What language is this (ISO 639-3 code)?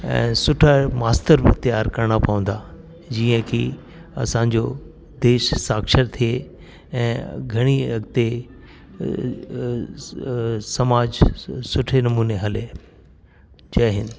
snd